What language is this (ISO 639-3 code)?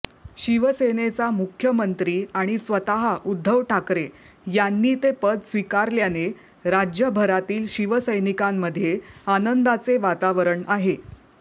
mar